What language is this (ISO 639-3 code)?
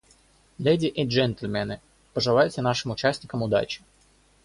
rus